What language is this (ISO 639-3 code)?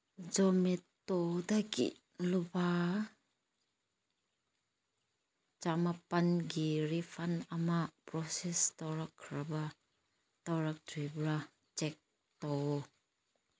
mni